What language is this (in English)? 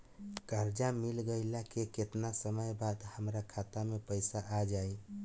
Bhojpuri